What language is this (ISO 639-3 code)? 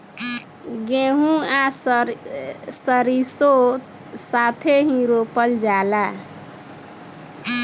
bho